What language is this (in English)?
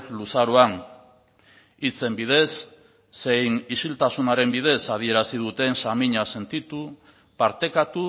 Basque